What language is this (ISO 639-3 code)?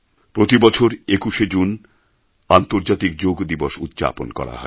ben